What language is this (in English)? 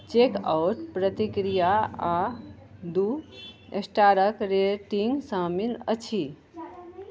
Maithili